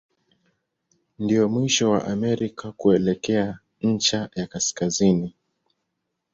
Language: Swahili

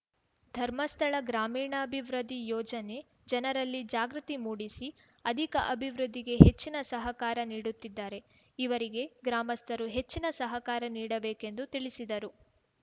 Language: Kannada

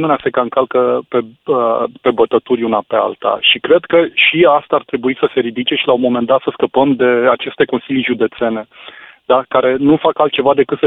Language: Romanian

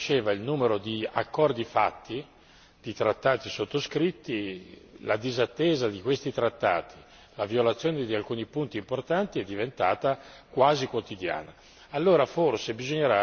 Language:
Italian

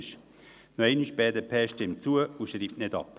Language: Swiss German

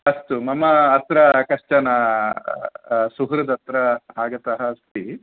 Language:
Sanskrit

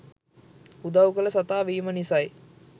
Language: Sinhala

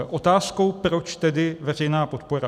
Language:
Czech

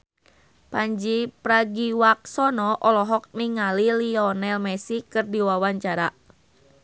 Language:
Sundanese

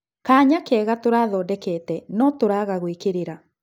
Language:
Kikuyu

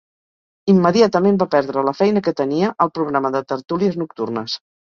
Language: Catalan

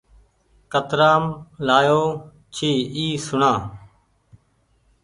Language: Goaria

